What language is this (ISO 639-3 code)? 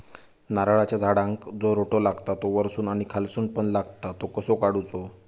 mar